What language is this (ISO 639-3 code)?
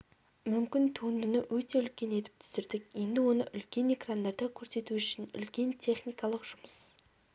kaz